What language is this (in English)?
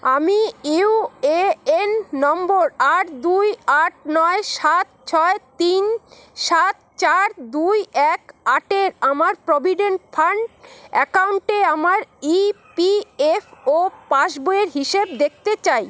Bangla